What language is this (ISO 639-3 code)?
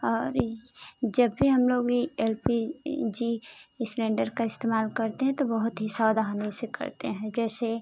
hin